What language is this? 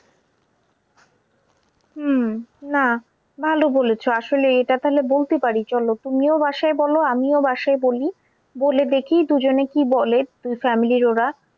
Bangla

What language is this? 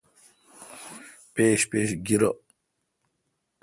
Kalkoti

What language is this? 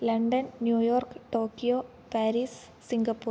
Sanskrit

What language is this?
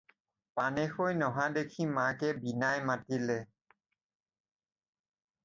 Assamese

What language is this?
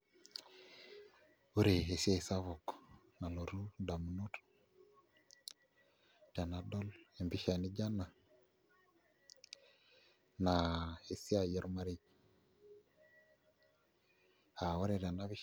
Masai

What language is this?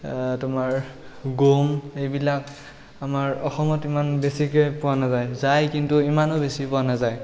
Assamese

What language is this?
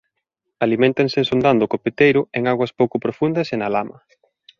Galician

